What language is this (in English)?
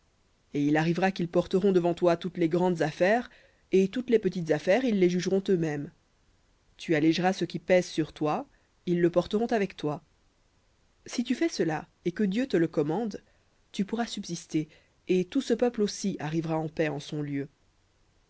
French